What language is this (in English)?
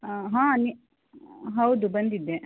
Kannada